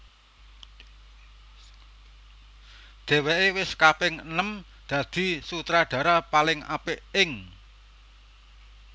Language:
Javanese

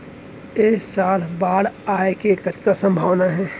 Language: Chhattisgarhi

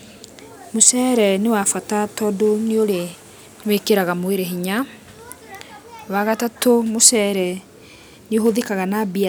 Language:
Kikuyu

